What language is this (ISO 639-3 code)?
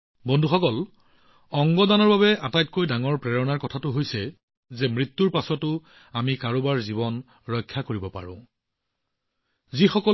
asm